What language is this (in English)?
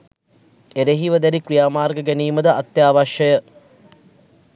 Sinhala